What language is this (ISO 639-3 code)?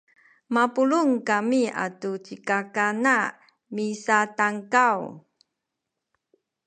szy